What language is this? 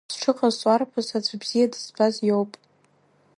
Abkhazian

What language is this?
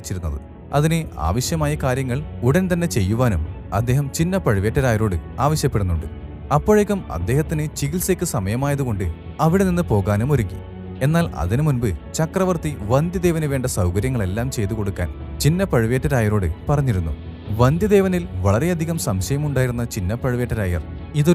Malayalam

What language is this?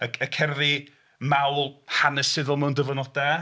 Welsh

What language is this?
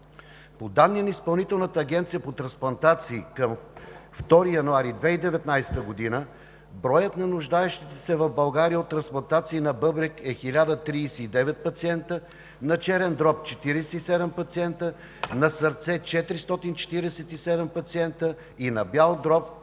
Bulgarian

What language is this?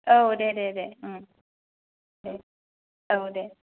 Bodo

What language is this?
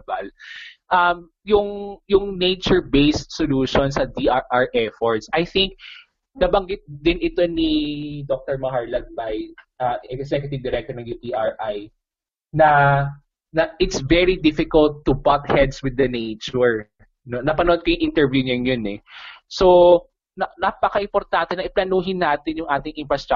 Filipino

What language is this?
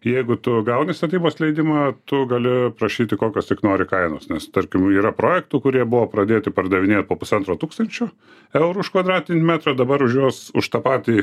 Lithuanian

